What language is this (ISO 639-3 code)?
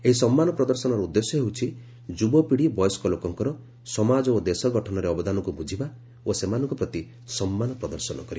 ori